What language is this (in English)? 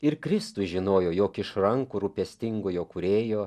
Lithuanian